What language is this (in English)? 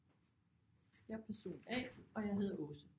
Danish